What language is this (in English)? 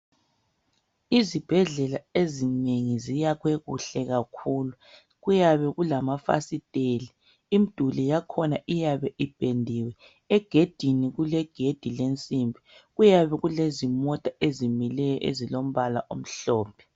North Ndebele